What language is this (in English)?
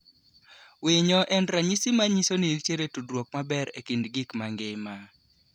Luo (Kenya and Tanzania)